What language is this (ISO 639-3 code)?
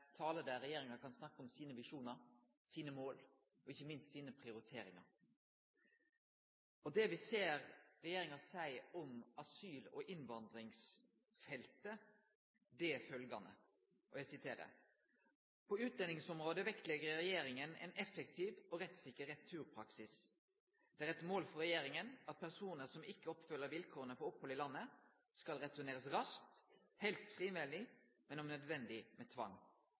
nno